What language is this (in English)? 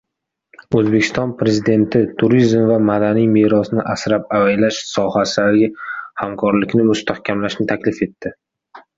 Uzbek